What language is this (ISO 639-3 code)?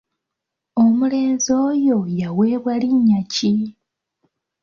lug